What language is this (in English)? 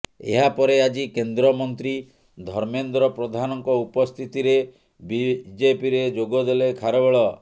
Odia